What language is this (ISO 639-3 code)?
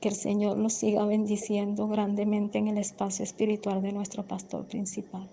spa